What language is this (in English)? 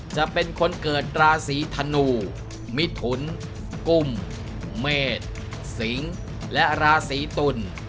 Thai